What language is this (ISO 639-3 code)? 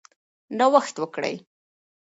pus